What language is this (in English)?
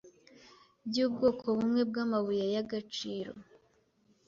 Kinyarwanda